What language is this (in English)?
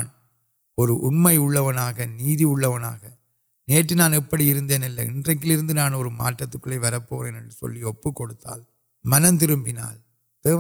Urdu